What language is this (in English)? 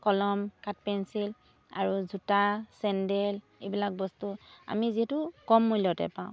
Assamese